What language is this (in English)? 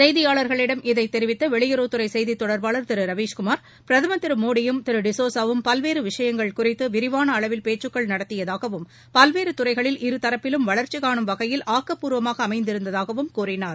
Tamil